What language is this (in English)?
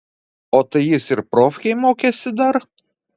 Lithuanian